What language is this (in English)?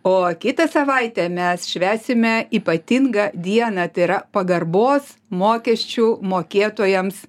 Lithuanian